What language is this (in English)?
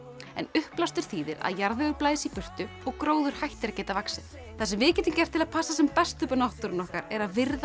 Icelandic